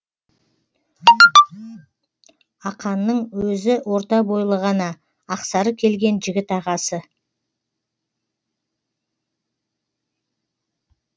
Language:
Kazakh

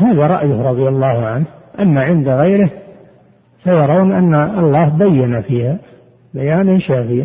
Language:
Arabic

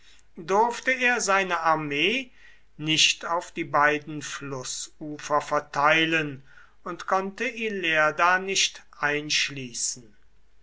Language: German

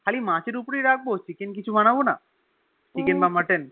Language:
Bangla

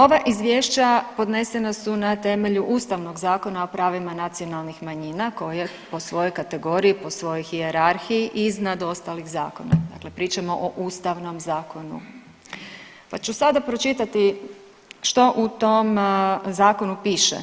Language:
Croatian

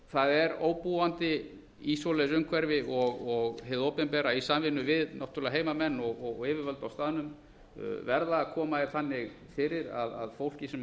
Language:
Icelandic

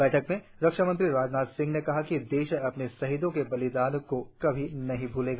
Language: Hindi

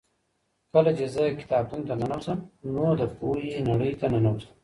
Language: Pashto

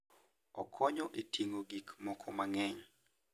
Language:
Luo (Kenya and Tanzania)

